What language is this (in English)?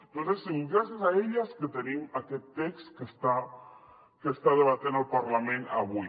Catalan